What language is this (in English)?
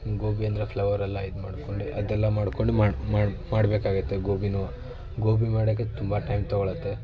Kannada